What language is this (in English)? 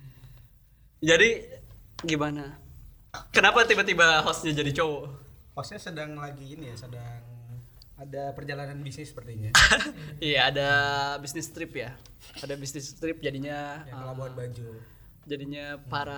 Indonesian